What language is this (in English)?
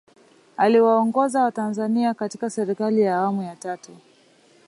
Swahili